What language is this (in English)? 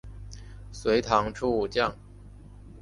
Chinese